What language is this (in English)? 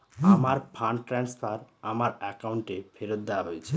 Bangla